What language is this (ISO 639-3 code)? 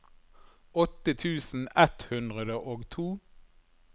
nor